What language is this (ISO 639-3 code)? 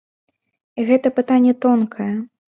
bel